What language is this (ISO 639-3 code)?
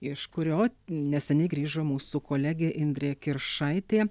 lit